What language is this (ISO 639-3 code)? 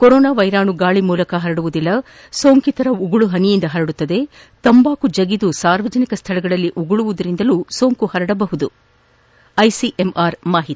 kan